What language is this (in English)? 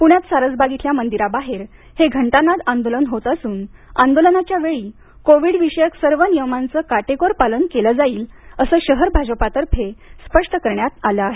Marathi